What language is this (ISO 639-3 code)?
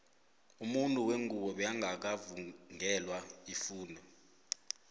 nbl